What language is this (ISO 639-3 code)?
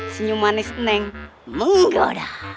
ind